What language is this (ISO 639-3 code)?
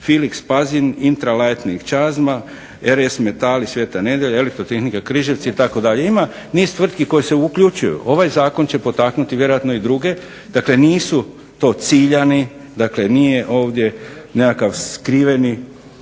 hrv